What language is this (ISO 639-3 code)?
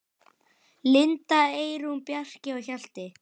isl